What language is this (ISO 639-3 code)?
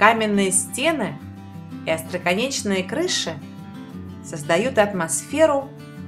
rus